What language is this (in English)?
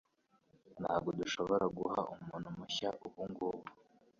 Kinyarwanda